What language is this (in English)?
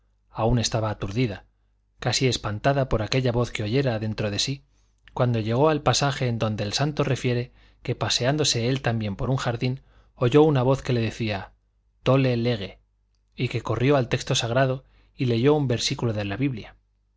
Spanish